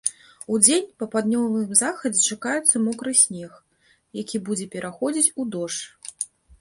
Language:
Belarusian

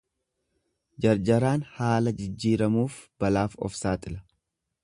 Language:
Oromo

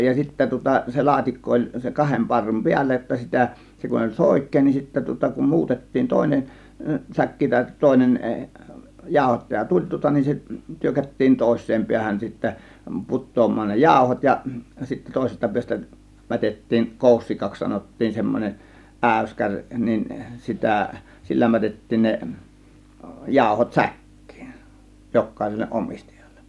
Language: Finnish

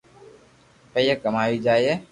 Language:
Loarki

